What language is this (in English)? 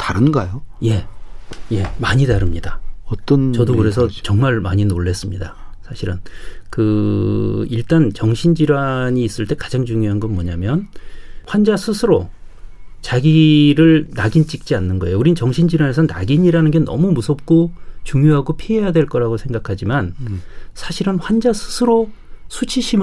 Korean